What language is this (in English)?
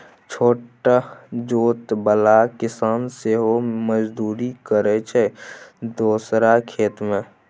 Maithili